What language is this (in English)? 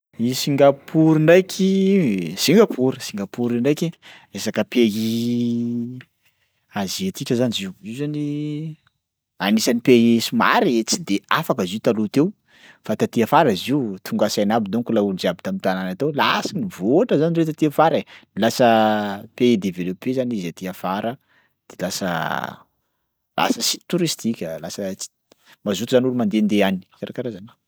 Sakalava Malagasy